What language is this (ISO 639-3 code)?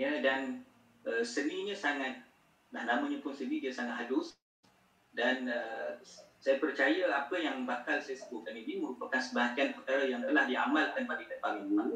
msa